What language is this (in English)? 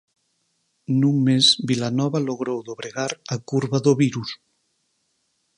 Galician